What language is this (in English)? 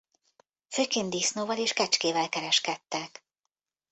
Hungarian